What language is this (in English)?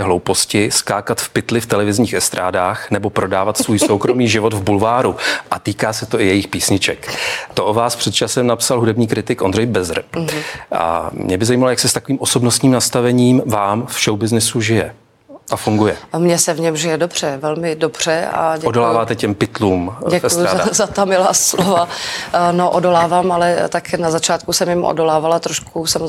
Czech